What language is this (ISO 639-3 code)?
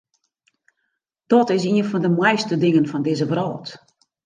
fry